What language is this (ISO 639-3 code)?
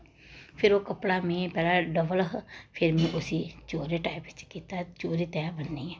doi